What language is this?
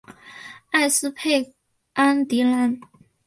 Chinese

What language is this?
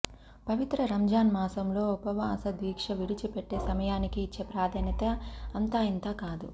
Telugu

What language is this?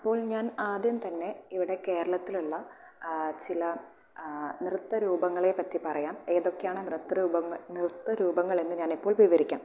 Malayalam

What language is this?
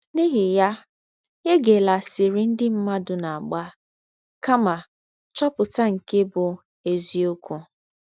Igbo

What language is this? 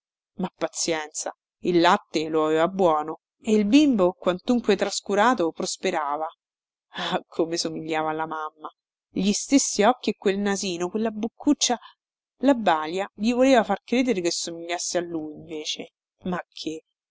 Italian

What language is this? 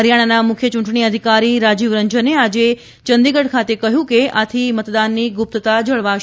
Gujarati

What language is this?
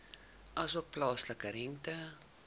Afrikaans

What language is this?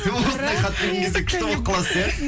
Kazakh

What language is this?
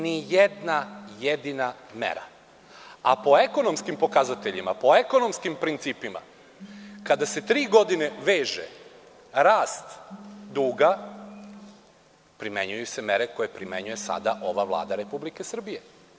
Serbian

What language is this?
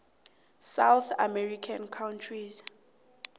South Ndebele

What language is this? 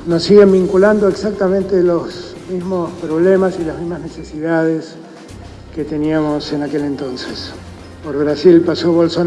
Spanish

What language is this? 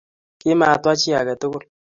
Kalenjin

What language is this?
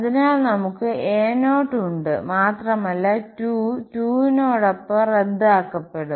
Malayalam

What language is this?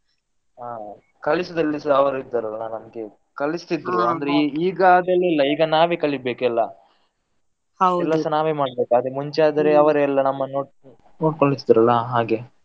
Kannada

